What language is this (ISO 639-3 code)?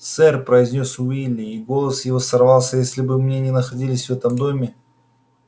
rus